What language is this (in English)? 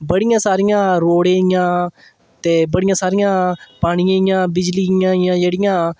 Dogri